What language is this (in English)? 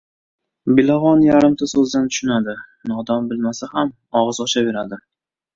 Uzbek